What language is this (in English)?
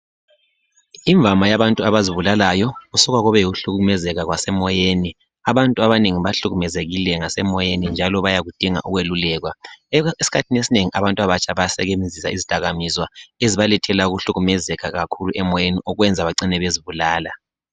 North Ndebele